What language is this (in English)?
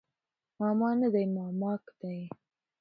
Pashto